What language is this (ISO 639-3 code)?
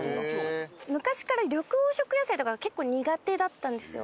jpn